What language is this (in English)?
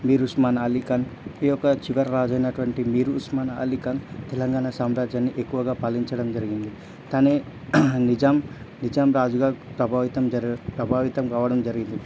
Telugu